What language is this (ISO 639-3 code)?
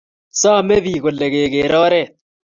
kln